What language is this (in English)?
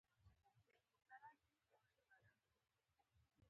Pashto